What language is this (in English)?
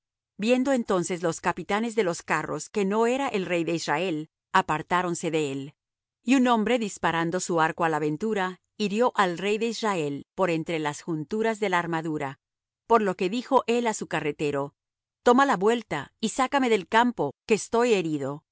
Spanish